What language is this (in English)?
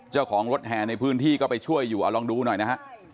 Thai